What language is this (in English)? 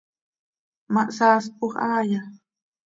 Seri